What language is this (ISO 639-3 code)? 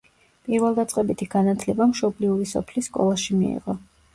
kat